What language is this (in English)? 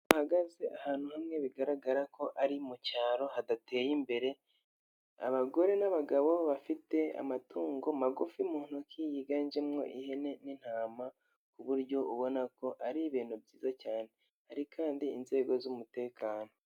Kinyarwanda